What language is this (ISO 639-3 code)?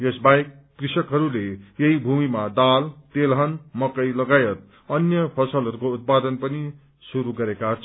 nep